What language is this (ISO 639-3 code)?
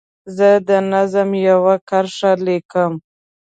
pus